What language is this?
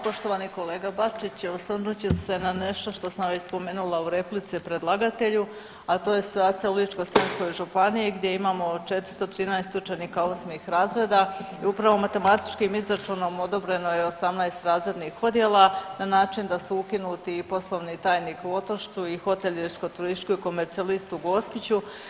Croatian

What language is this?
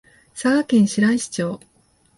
Japanese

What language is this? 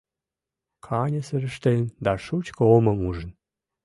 Mari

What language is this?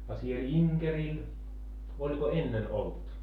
Finnish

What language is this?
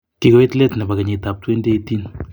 Kalenjin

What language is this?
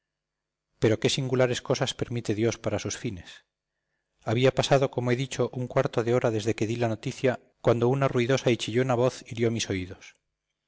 Spanish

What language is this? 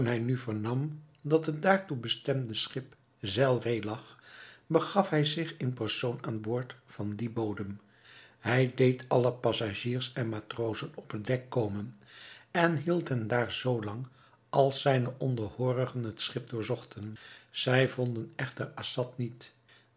Dutch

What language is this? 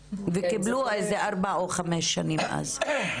Hebrew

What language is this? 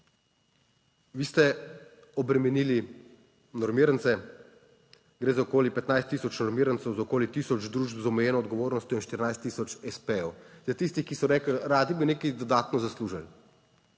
Slovenian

